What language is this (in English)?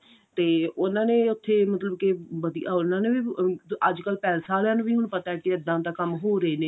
Punjabi